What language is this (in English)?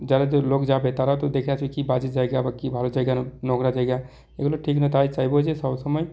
Bangla